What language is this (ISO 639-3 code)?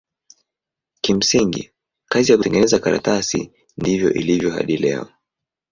swa